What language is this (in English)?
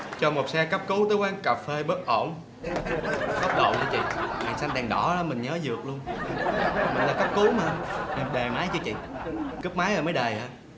Vietnamese